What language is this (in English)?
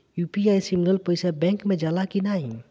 Bhojpuri